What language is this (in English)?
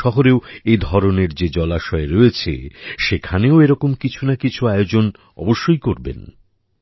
Bangla